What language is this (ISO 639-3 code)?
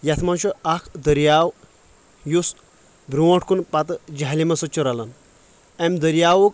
kas